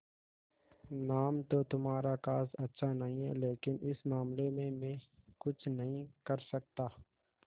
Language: Hindi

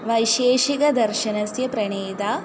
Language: Sanskrit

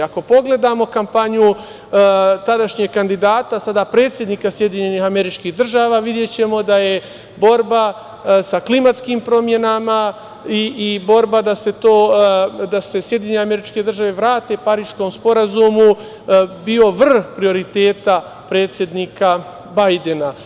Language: Serbian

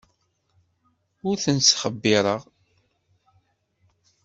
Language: Kabyle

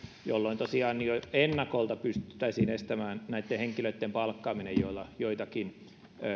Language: Finnish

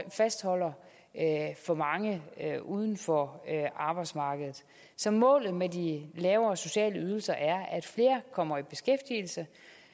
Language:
Danish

